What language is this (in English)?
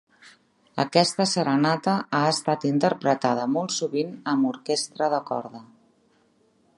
Catalan